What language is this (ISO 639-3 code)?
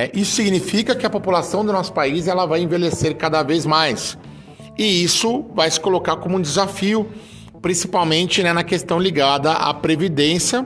por